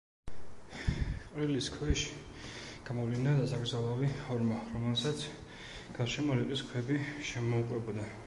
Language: Georgian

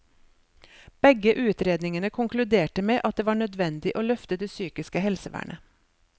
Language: Norwegian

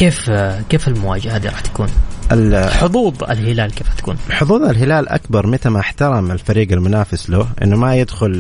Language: Arabic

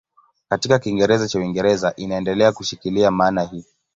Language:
Swahili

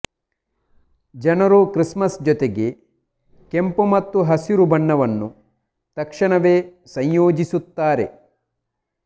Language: Kannada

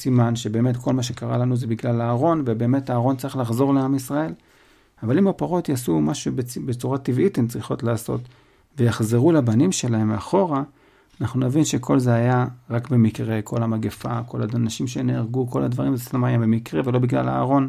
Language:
Hebrew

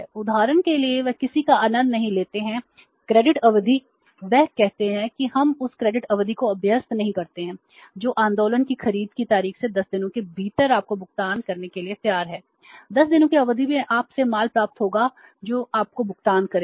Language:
Hindi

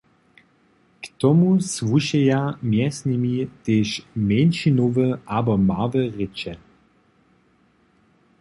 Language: Upper Sorbian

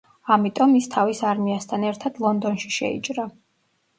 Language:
Georgian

